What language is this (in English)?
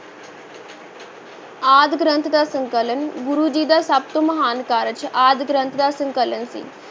Punjabi